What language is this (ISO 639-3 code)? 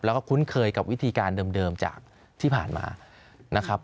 tha